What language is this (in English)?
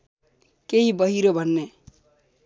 Nepali